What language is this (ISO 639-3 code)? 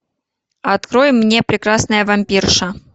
rus